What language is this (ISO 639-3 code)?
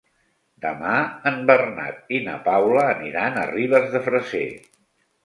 cat